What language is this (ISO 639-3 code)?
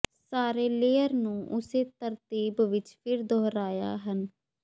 pan